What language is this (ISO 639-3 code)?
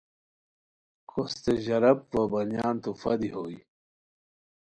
khw